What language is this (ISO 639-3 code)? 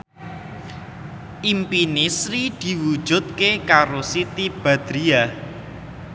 jav